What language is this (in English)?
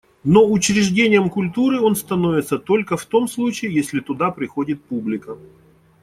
Russian